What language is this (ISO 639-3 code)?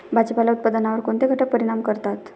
mar